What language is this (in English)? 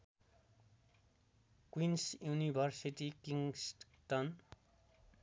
Nepali